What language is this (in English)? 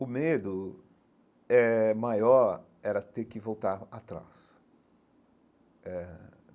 Portuguese